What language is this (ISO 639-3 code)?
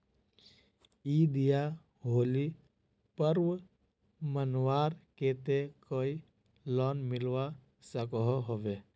mag